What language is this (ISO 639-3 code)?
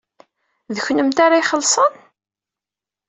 kab